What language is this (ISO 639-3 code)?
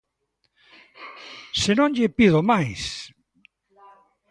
glg